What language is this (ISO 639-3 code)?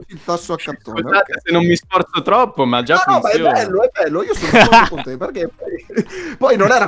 ita